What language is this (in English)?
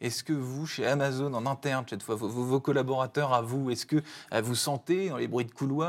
French